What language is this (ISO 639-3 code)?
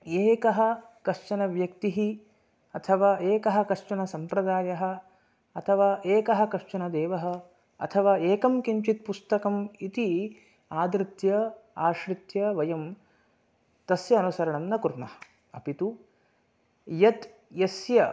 san